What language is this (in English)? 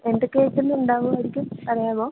Malayalam